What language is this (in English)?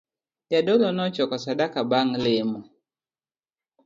Luo (Kenya and Tanzania)